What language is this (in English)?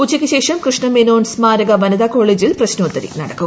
Malayalam